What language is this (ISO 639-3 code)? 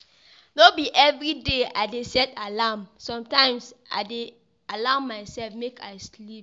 pcm